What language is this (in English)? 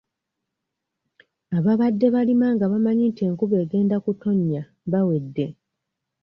Ganda